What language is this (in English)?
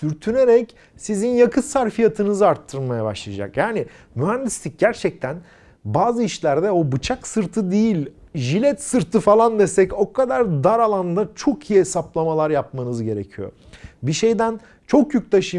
Turkish